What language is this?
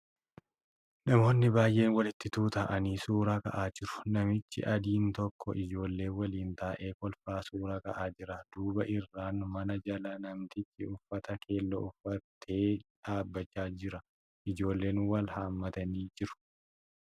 Oromo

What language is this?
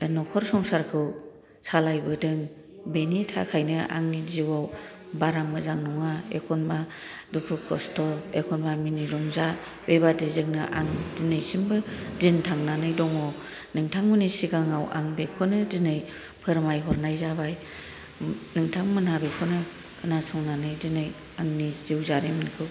Bodo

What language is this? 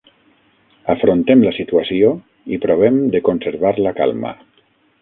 Catalan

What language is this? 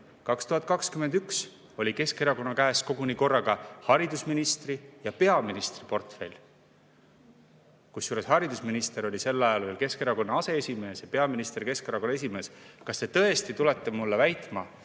Estonian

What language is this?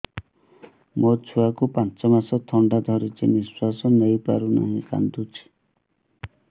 Odia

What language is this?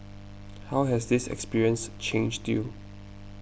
English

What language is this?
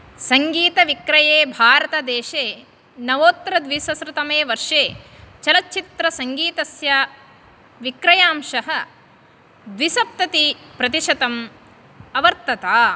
Sanskrit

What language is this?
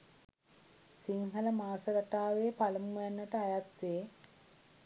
Sinhala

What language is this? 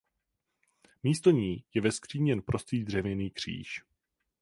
Czech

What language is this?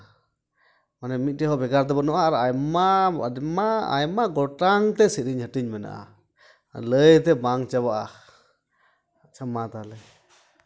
Santali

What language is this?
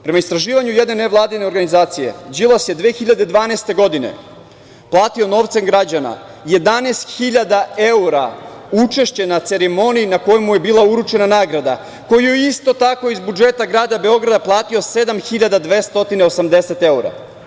Serbian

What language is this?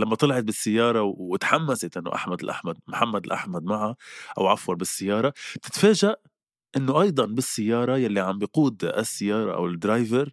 Arabic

